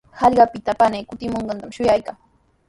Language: Sihuas Ancash Quechua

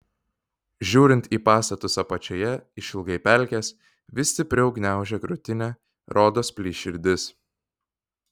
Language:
Lithuanian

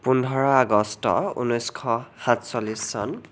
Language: Assamese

